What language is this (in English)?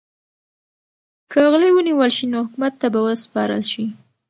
Pashto